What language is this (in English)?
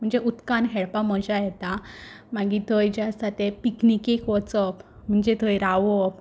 Konkani